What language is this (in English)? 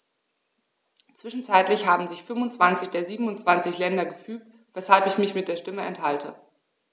German